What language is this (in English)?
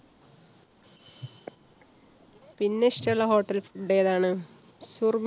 Malayalam